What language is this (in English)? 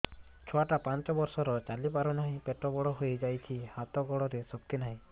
Odia